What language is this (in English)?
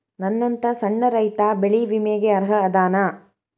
Kannada